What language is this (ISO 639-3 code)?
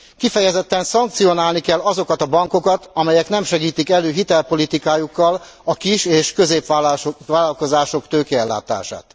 hun